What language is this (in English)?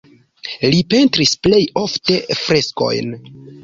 Esperanto